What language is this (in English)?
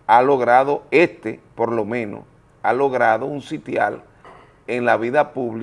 Spanish